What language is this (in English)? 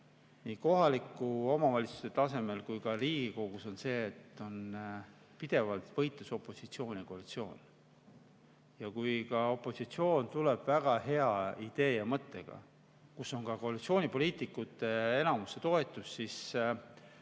Estonian